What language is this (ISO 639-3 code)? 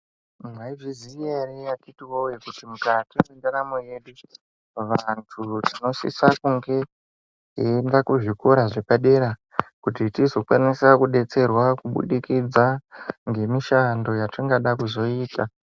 ndc